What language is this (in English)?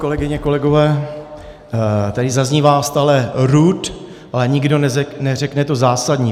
Czech